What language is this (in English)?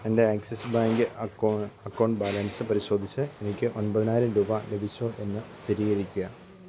Malayalam